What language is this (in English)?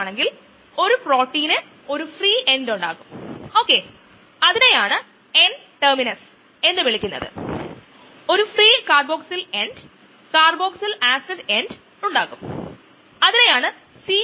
Malayalam